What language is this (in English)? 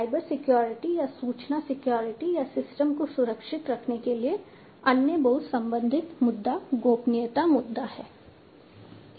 Hindi